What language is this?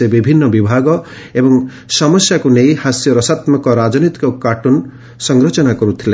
Odia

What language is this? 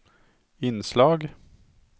Swedish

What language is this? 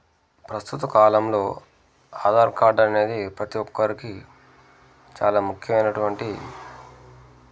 Telugu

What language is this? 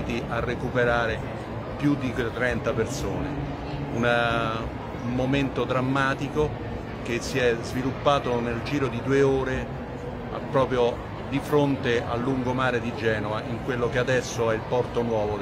Italian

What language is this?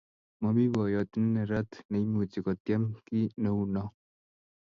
Kalenjin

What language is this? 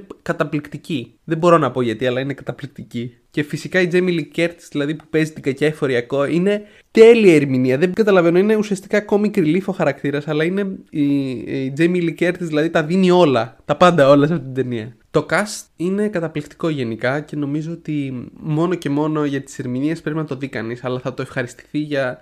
Greek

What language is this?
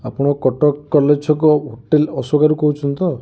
Odia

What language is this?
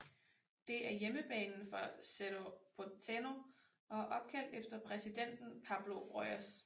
Danish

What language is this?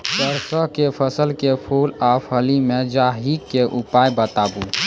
Maithili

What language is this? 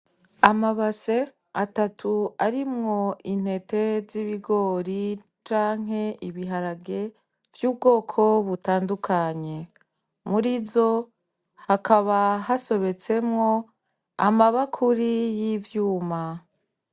Rundi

